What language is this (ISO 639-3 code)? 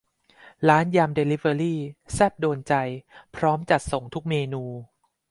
tha